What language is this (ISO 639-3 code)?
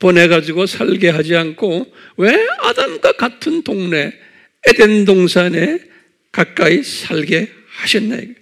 kor